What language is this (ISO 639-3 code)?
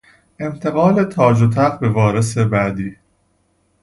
fas